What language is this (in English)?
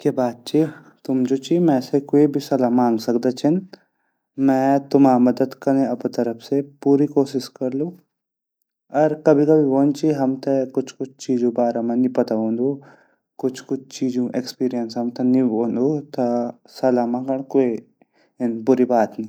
Garhwali